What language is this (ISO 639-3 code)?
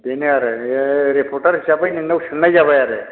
brx